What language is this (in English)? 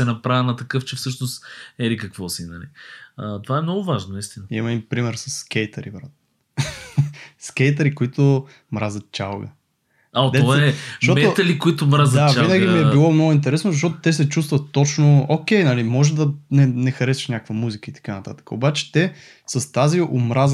Bulgarian